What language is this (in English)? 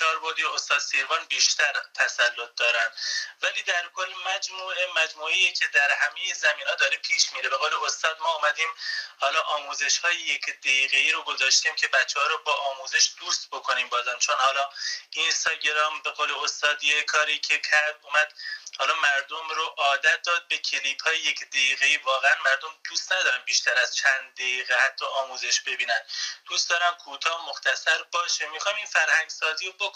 Persian